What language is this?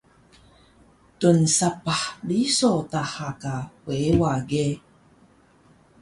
Taroko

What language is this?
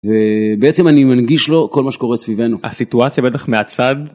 Hebrew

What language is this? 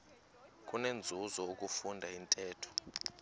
Xhosa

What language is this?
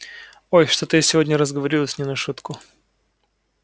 Russian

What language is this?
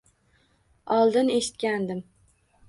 Uzbek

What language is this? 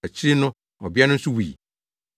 Akan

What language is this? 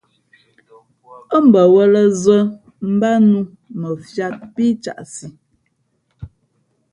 Fe'fe'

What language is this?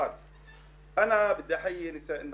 Hebrew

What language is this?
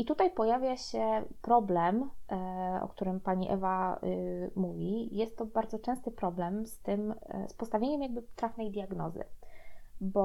Polish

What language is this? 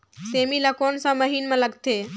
Chhattisgarhi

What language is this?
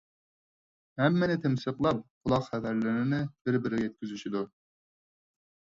Uyghur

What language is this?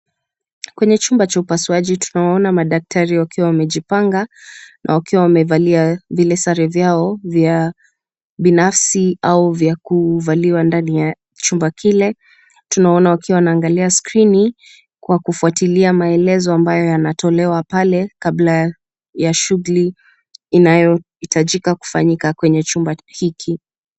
Swahili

